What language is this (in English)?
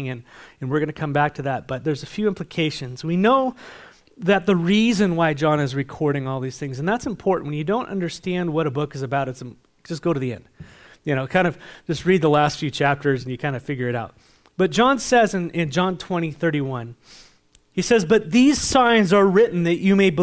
English